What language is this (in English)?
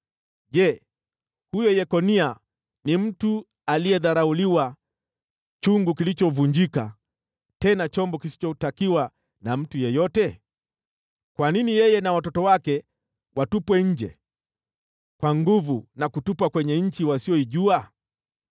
Swahili